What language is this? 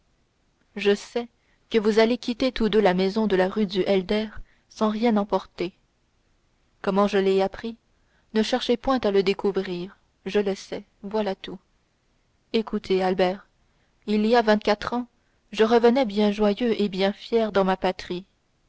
French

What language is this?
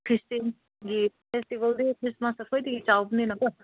Manipuri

